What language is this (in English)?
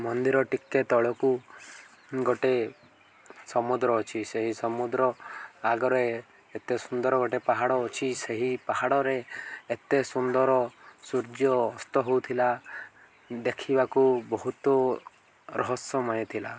Odia